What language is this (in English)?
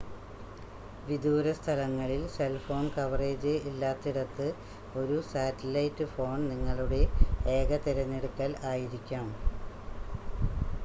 Malayalam